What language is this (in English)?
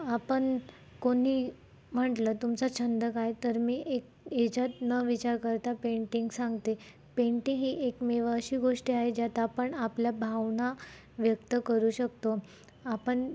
Marathi